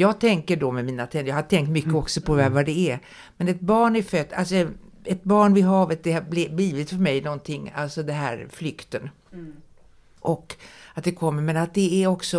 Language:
Swedish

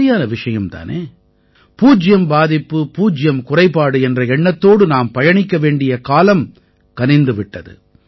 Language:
Tamil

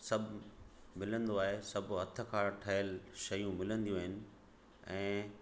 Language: Sindhi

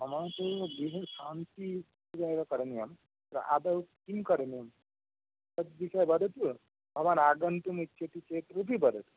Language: Sanskrit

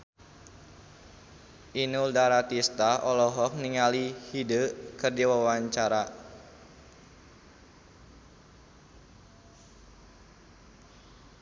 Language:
Sundanese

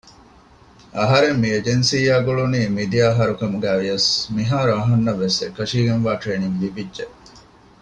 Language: Divehi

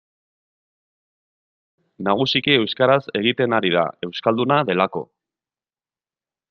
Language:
Basque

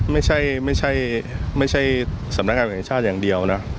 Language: Thai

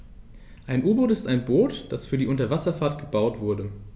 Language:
German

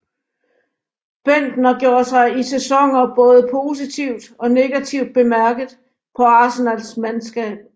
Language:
Danish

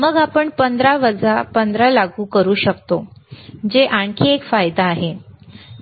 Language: Marathi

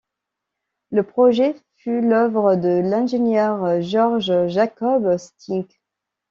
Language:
French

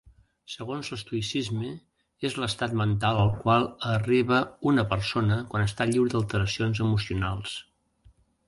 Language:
Catalan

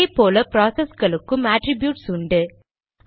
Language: Tamil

